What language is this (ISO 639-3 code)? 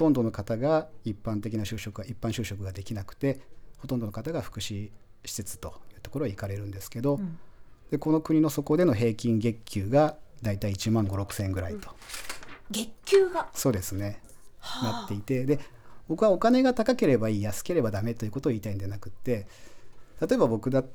jpn